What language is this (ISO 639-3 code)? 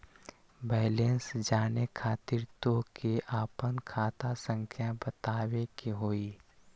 mag